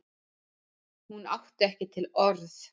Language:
Icelandic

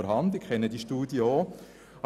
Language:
Swiss German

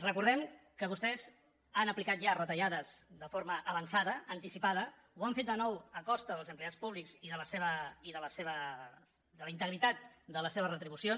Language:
Catalan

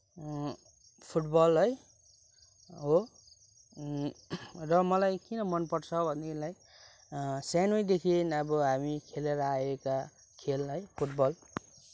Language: Nepali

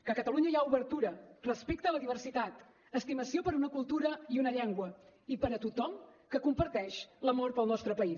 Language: Catalan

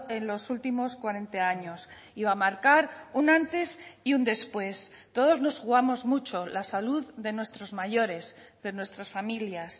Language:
Spanish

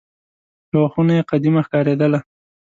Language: Pashto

